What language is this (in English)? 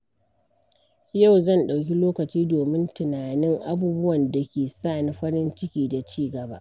Hausa